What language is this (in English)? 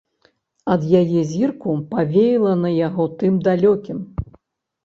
Belarusian